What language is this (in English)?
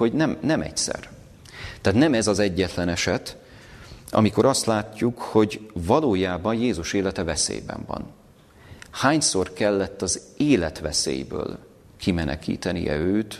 Hungarian